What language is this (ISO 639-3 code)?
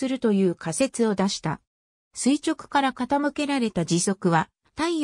jpn